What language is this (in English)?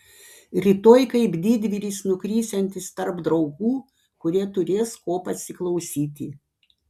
Lithuanian